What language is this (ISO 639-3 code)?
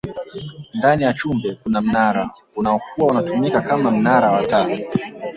swa